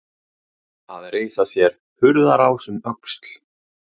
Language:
Icelandic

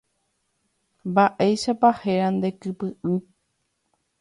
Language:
Guarani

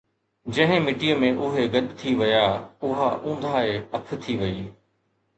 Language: Sindhi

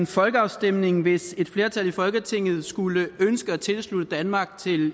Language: Danish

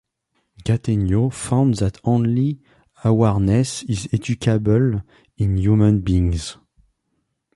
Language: English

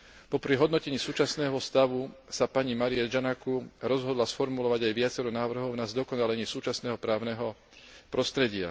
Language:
Slovak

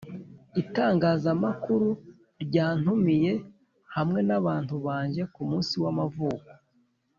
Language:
Kinyarwanda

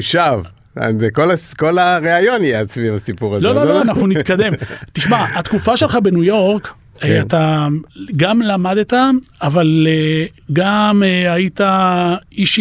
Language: Hebrew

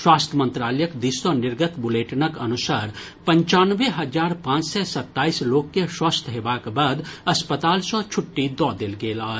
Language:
Maithili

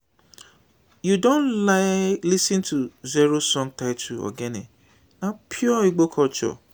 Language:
Nigerian Pidgin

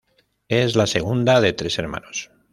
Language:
Spanish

